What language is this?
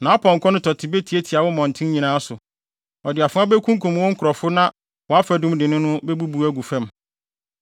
Akan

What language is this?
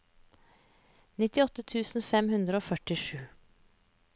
Norwegian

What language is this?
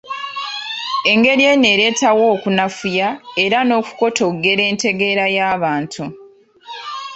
Ganda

